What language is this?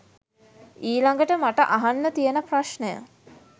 Sinhala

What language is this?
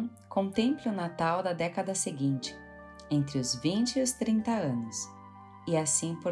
Portuguese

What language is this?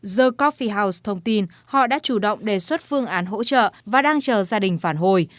Vietnamese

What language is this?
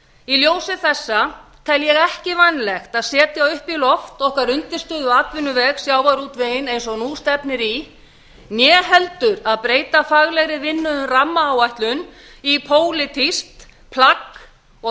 Icelandic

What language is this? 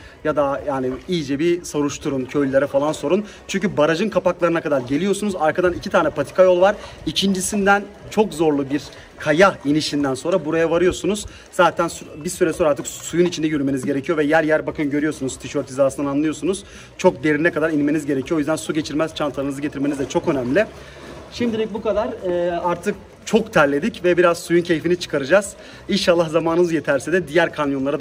Turkish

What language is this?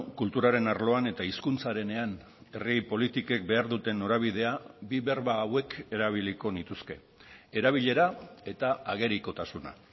Basque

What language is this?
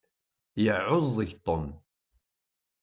Kabyle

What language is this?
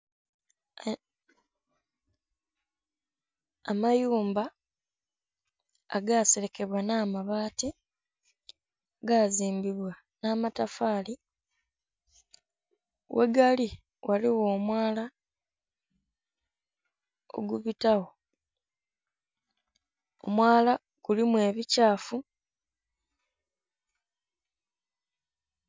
Soga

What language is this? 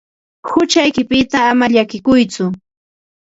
Ambo-Pasco Quechua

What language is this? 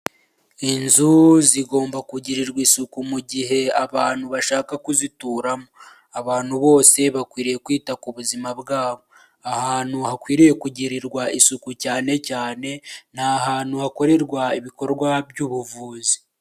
Kinyarwanda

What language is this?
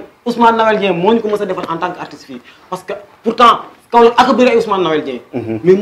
Romanian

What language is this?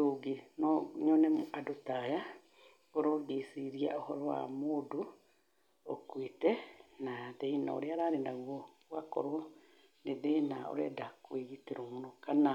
Kikuyu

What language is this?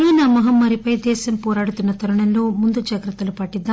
Telugu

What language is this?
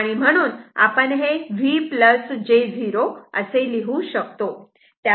Marathi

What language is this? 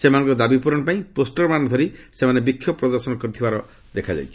Odia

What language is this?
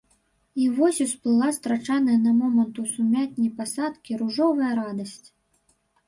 Belarusian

